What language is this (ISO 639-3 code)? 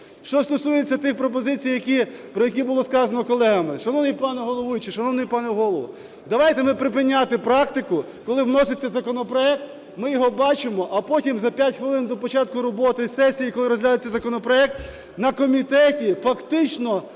ukr